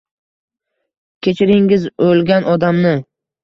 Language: Uzbek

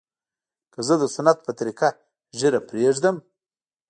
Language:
Pashto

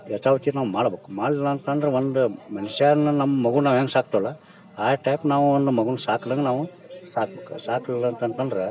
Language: Kannada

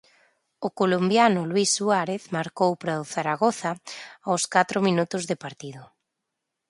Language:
Galician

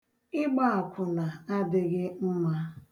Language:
Igbo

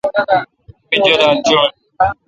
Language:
Kalkoti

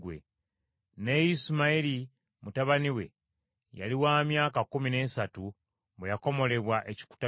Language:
Ganda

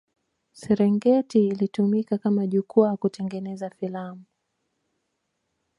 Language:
Swahili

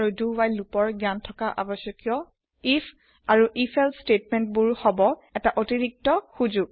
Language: Assamese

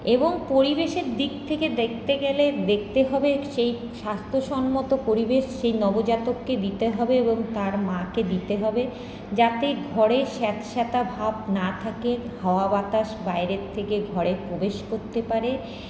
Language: Bangla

